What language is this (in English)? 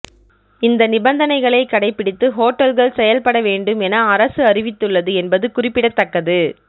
Tamil